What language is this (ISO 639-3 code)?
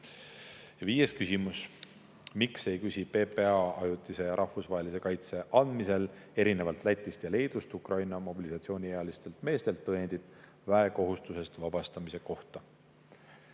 est